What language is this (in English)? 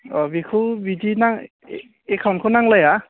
Bodo